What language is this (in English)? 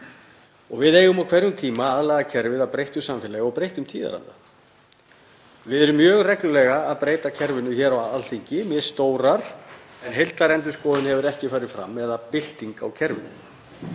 Icelandic